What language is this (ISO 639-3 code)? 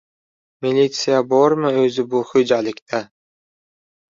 uzb